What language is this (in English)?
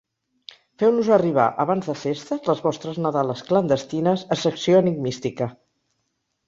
Catalan